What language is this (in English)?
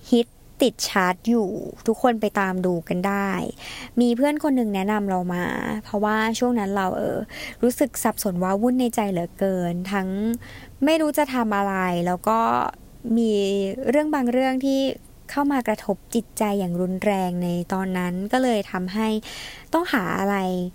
Thai